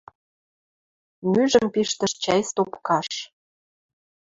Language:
Western Mari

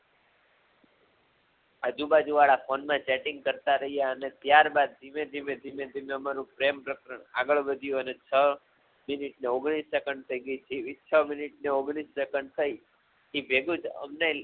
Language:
Gujarati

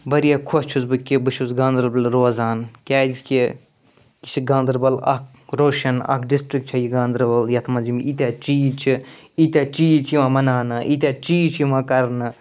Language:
Kashmiri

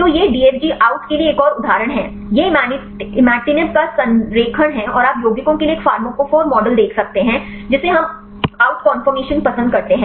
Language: Hindi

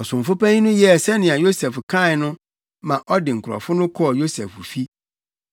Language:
Akan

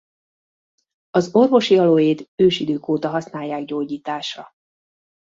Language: Hungarian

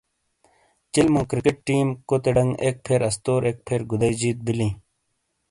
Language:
Shina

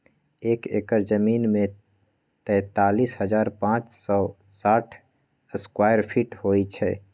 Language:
Magahi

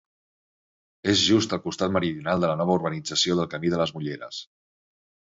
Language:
Catalan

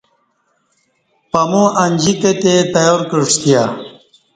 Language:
Kati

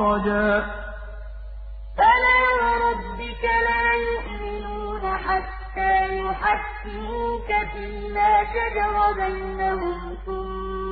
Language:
Arabic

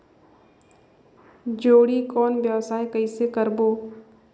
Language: Chhattisgarhi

